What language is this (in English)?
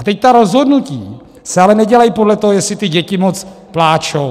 Czech